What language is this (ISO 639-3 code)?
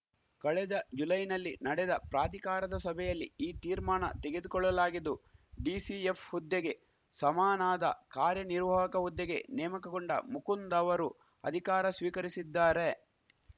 kan